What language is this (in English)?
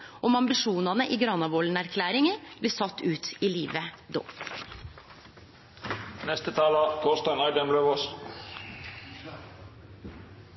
Norwegian Nynorsk